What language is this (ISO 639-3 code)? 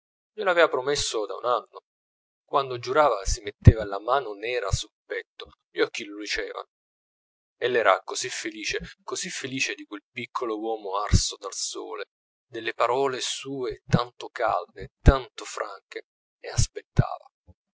ita